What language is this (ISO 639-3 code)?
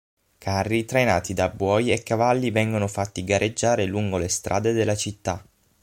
ita